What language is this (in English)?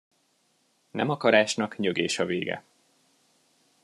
Hungarian